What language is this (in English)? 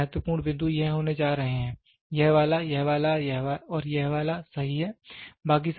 Hindi